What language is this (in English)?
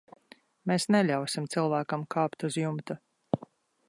Latvian